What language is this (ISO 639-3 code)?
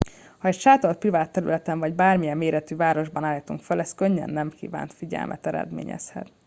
hun